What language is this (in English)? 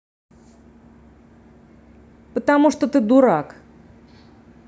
Russian